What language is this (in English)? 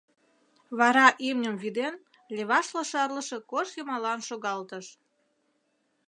Mari